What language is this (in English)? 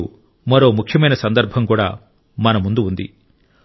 Telugu